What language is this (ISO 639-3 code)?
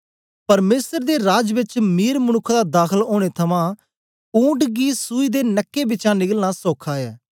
doi